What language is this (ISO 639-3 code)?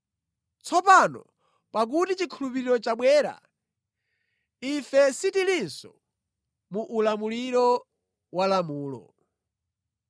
nya